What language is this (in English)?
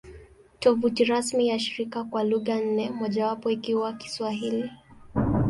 Swahili